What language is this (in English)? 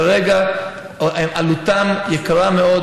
Hebrew